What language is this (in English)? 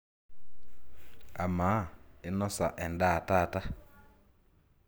Masai